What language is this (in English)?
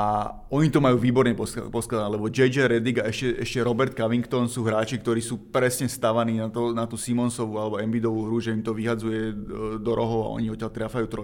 Slovak